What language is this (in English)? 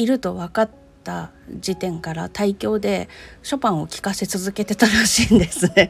Japanese